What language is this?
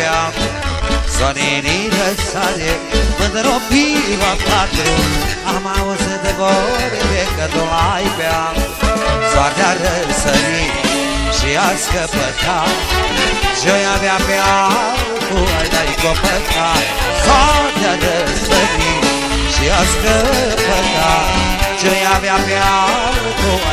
Romanian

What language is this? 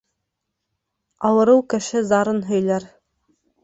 Bashkir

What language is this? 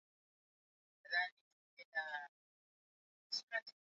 Swahili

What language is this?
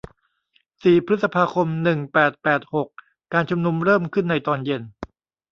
Thai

